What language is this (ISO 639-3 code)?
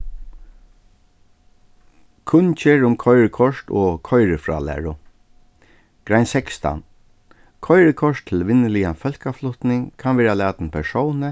fao